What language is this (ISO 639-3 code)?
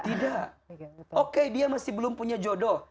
ind